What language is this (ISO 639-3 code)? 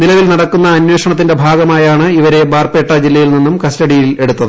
mal